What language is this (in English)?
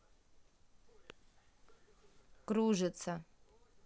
Russian